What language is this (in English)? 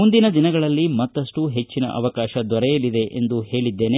Kannada